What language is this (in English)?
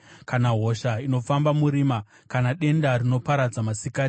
Shona